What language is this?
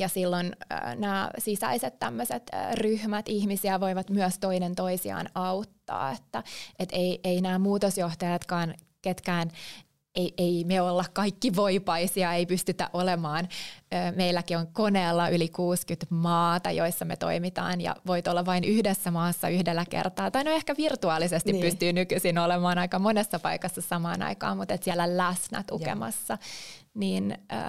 Finnish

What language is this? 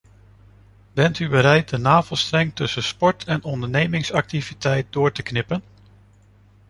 Dutch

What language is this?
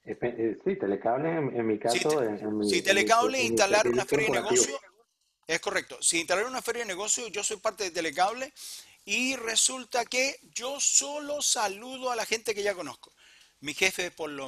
Spanish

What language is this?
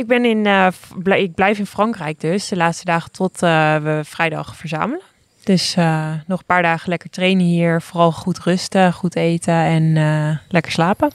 Dutch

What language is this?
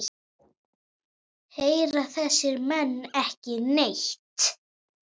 Icelandic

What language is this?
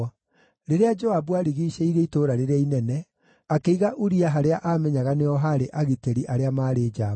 Kikuyu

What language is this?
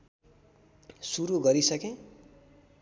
Nepali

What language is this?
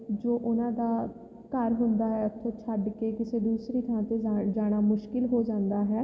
Punjabi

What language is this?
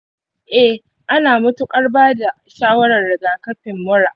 Hausa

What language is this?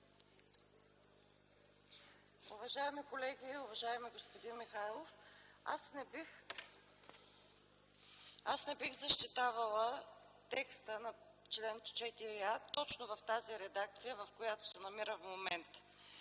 Bulgarian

